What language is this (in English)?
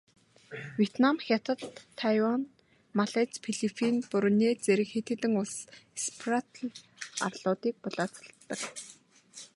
Mongolian